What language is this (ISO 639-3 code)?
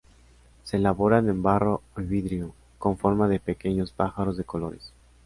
spa